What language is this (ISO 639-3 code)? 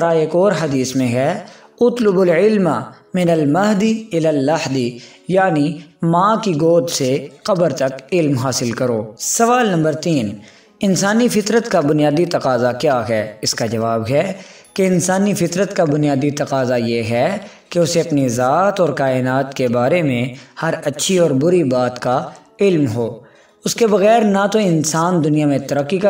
ara